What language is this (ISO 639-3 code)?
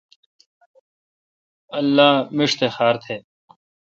xka